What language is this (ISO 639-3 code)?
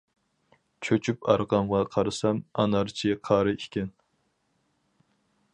uig